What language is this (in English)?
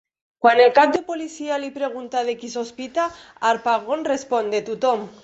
Catalan